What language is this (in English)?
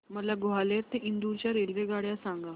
Marathi